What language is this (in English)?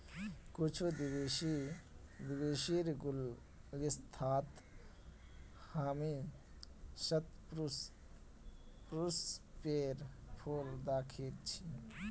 Magahi